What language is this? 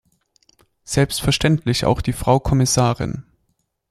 German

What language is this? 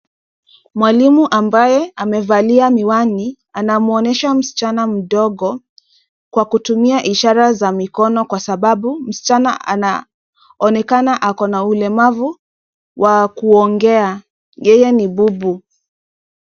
Swahili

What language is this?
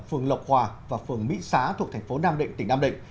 Vietnamese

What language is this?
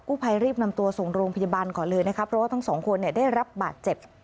Thai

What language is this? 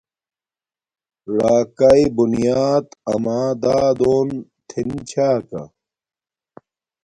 Domaaki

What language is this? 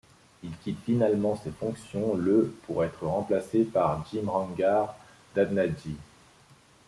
French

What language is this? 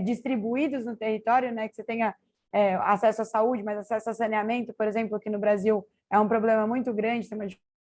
Portuguese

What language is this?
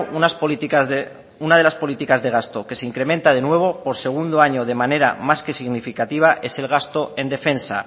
Spanish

